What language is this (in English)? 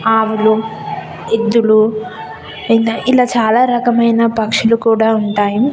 Telugu